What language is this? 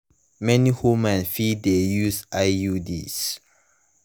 Nigerian Pidgin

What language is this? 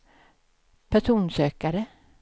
Swedish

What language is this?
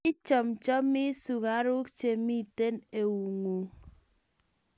Kalenjin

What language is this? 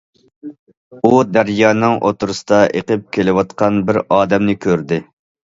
Uyghur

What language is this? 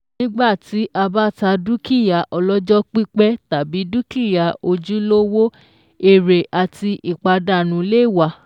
Yoruba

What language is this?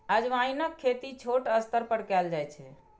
Maithili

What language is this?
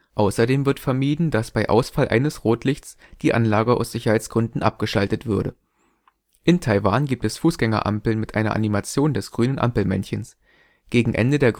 German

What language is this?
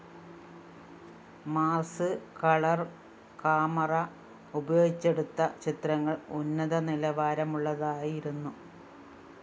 Malayalam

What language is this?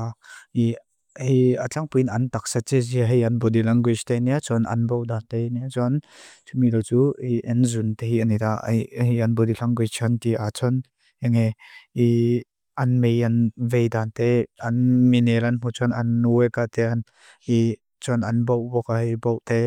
Mizo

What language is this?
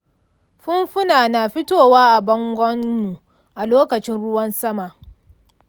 Hausa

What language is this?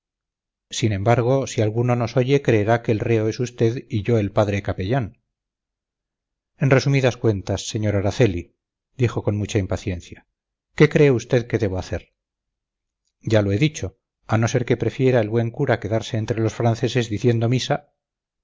Spanish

